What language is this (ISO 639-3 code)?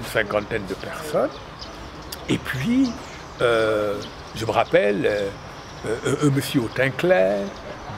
fra